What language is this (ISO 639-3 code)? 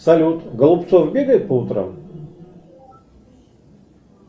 rus